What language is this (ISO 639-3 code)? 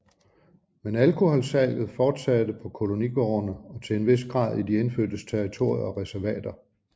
dan